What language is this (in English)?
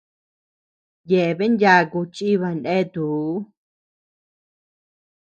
Tepeuxila Cuicatec